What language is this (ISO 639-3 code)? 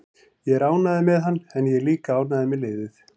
isl